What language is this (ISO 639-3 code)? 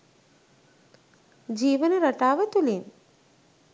sin